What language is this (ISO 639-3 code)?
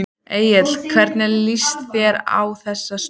isl